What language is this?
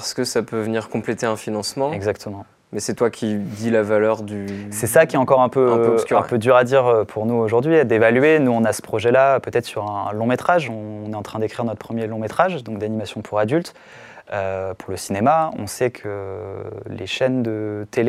French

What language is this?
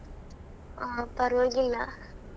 Kannada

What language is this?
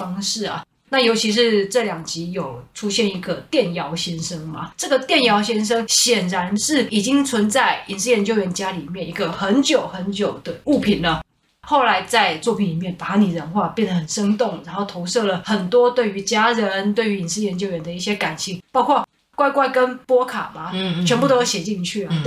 Chinese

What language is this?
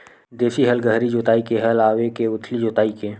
Chhattisgarhi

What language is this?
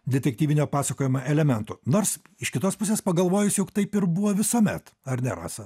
Lithuanian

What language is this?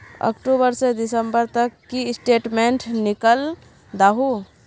Magahi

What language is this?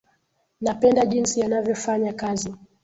Swahili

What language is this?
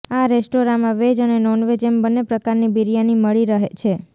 Gujarati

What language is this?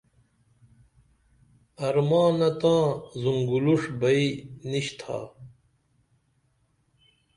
Dameli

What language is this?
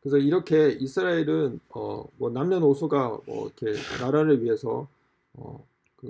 Korean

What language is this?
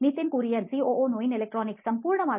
Kannada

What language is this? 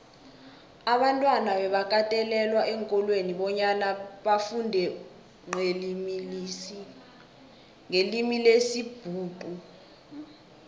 South Ndebele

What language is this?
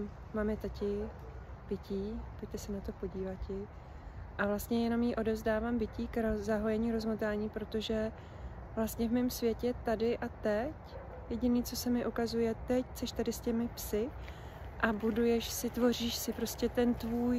Czech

